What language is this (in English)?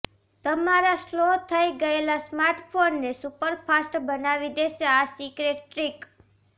Gujarati